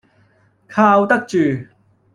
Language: Cantonese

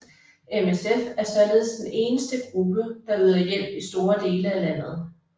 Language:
Danish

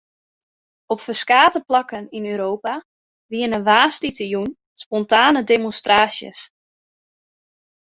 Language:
Western Frisian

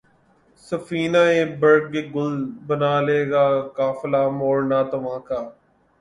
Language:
Urdu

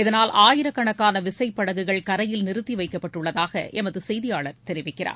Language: Tamil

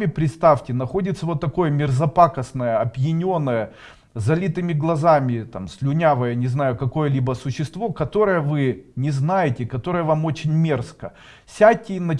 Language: Russian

